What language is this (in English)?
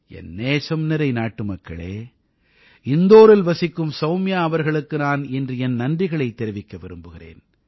Tamil